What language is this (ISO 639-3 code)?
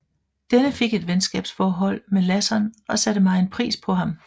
dan